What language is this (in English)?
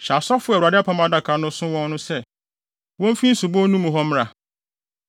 Akan